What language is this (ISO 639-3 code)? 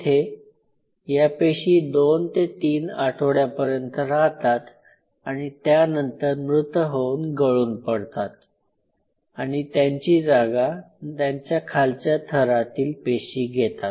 mar